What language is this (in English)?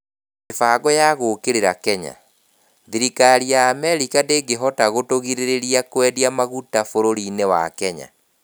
Kikuyu